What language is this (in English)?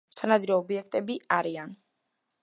Georgian